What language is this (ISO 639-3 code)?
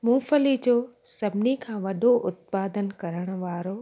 snd